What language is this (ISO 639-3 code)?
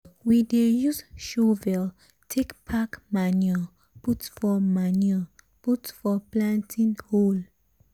pcm